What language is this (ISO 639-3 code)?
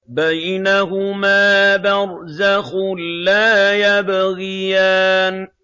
ara